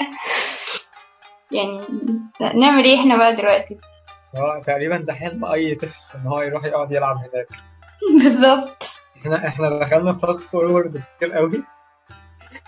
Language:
Arabic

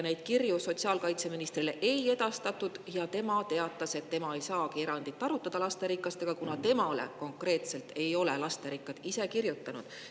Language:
Estonian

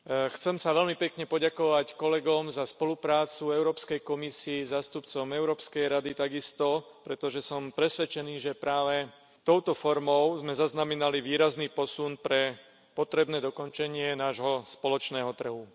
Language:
Slovak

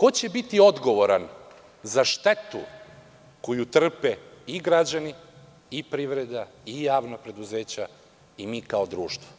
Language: Serbian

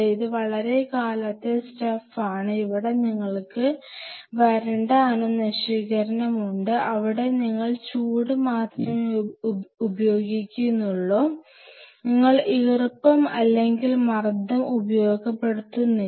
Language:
Malayalam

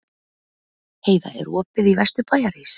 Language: Icelandic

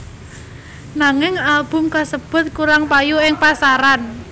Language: Javanese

